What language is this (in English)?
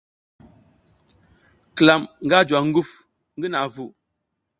South Giziga